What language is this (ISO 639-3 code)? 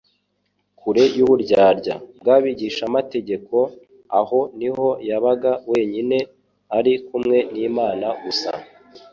kin